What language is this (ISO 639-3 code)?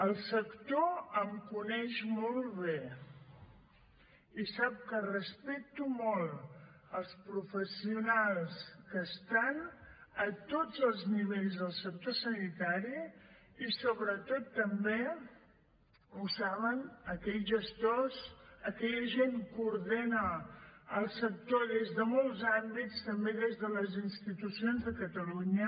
cat